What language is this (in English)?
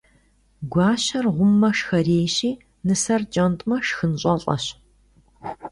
Kabardian